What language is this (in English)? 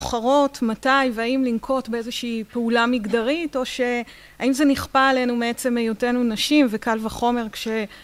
Hebrew